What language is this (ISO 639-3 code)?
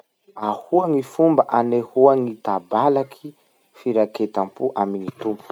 msh